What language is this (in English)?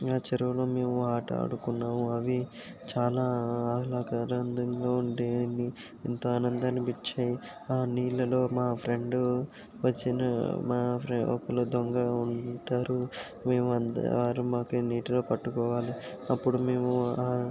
Telugu